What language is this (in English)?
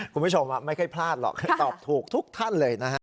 Thai